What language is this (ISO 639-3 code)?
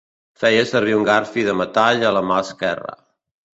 cat